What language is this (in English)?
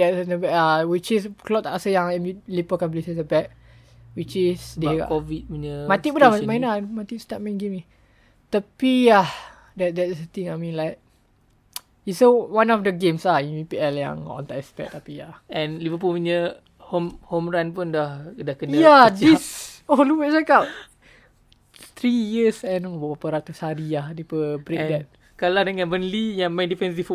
Malay